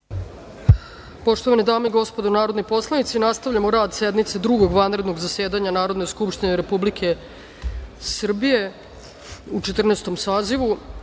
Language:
Serbian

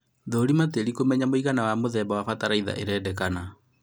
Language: Kikuyu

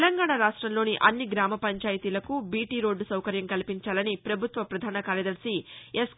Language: Telugu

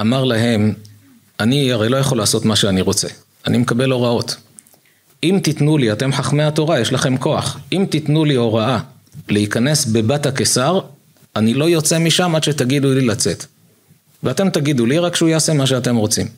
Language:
Hebrew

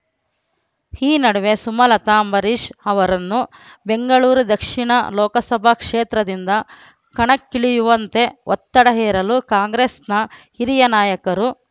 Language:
Kannada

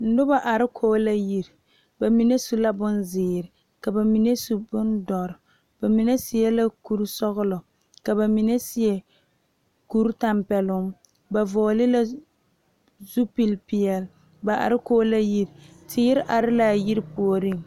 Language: Southern Dagaare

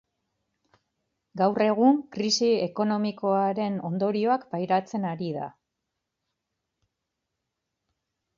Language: Basque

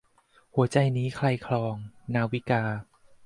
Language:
Thai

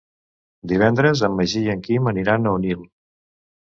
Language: Catalan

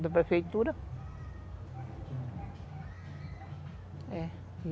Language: Portuguese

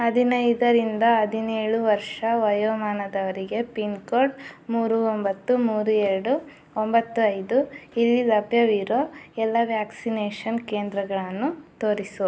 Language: Kannada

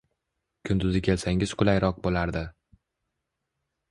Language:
Uzbek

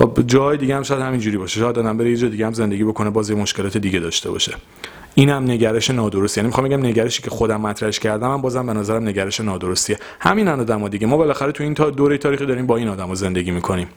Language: Persian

